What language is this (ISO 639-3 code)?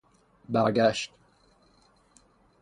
fas